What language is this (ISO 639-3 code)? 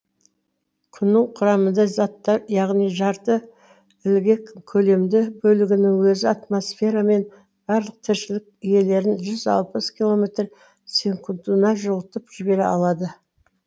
kaz